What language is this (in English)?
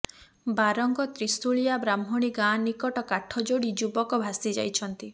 Odia